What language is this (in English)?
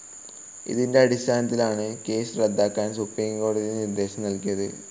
Malayalam